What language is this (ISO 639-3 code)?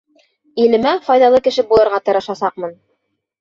bak